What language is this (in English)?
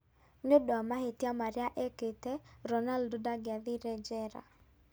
Kikuyu